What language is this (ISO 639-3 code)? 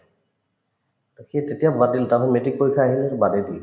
asm